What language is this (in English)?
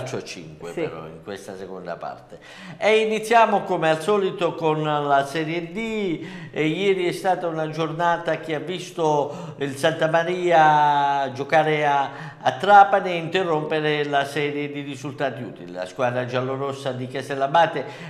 Italian